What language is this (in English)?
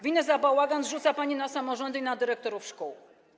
Polish